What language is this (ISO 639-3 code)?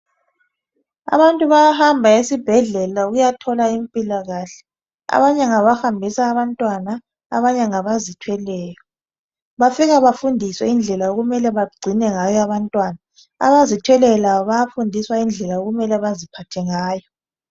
nde